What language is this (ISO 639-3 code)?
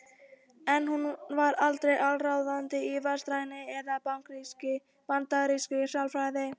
isl